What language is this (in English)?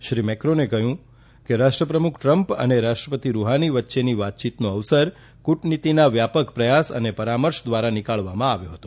Gujarati